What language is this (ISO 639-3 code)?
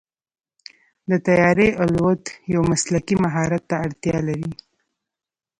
pus